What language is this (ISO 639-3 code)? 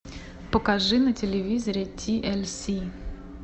rus